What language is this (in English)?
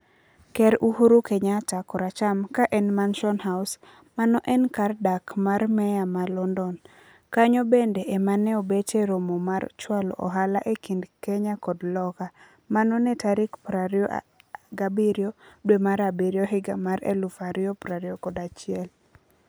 Luo (Kenya and Tanzania)